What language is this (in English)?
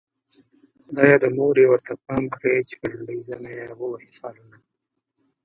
Pashto